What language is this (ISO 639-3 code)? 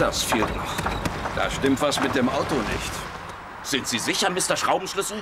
deu